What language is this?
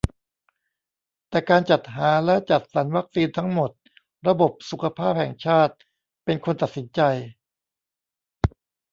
Thai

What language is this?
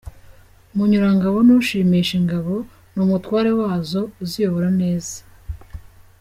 Kinyarwanda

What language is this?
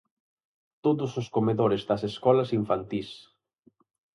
Galician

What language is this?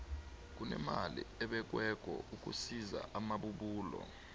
South Ndebele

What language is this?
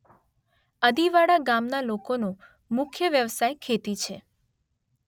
Gujarati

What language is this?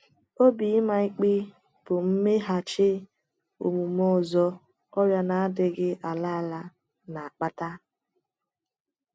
Igbo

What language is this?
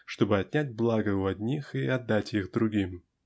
Russian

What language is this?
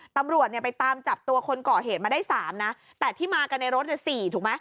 Thai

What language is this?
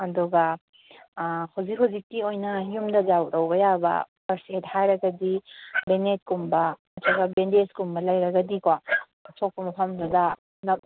Manipuri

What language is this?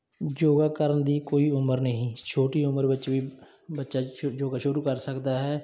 Punjabi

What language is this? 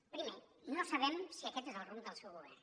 Catalan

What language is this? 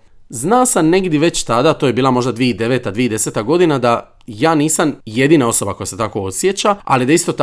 Croatian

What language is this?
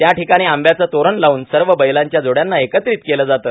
Marathi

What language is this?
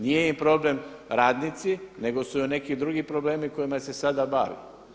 Croatian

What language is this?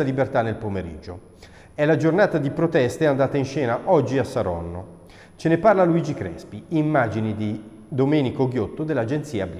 Italian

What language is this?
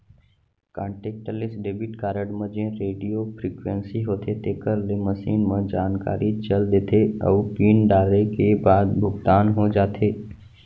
Chhattisgarhi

